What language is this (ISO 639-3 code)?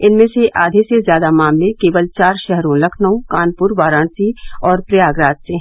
hin